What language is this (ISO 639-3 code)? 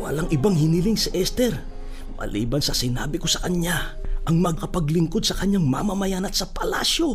fil